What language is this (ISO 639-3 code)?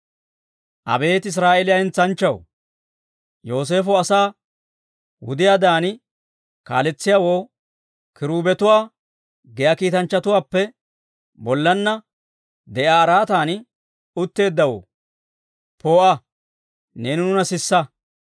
dwr